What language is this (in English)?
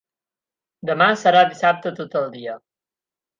Catalan